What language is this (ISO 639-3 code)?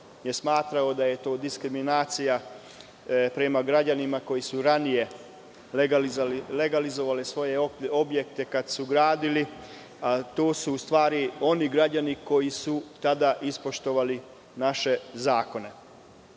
srp